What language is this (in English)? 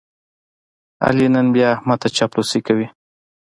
Pashto